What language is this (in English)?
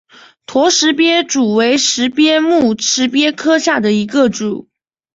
Chinese